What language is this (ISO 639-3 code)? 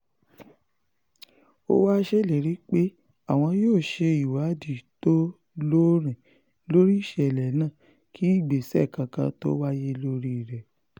yor